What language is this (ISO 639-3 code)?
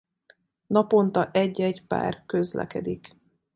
hun